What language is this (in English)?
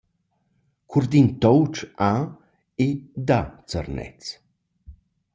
Romansh